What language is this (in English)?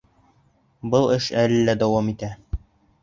Bashkir